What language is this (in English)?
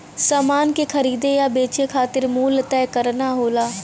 Bhojpuri